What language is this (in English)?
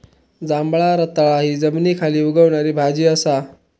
Marathi